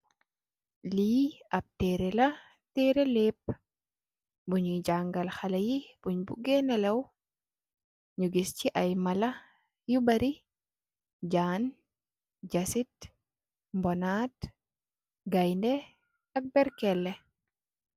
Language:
Wolof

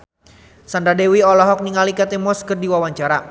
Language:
Sundanese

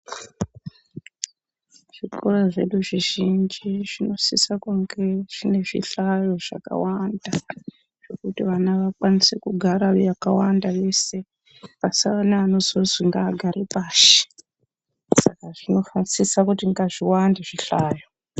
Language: Ndau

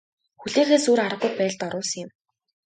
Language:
Mongolian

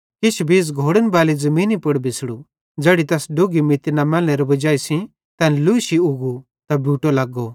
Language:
Bhadrawahi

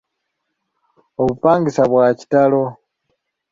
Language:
Ganda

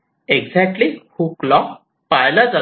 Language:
Marathi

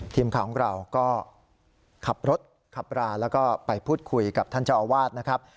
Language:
Thai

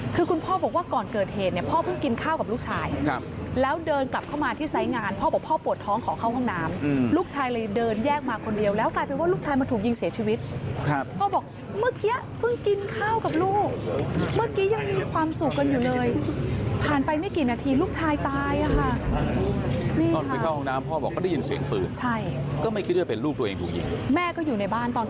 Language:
Thai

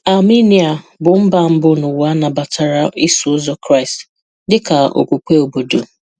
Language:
Igbo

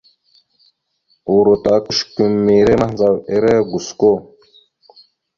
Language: Mada (Cameroon)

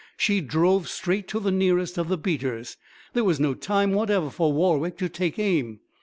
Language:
English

